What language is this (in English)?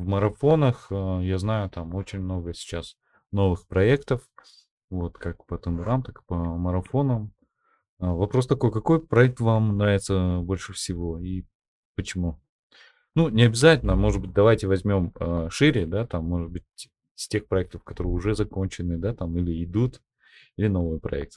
Russian